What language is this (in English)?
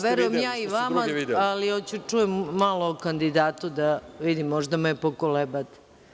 Serbian